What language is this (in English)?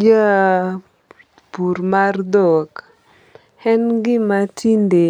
Luo (Kenya and Tanzania)